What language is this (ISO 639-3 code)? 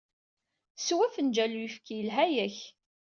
kab